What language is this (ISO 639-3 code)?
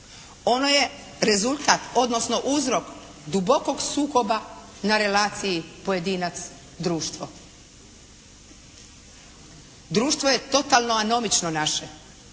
hrv